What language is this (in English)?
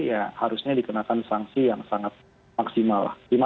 Indonesian